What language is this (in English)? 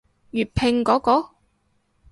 Cantonese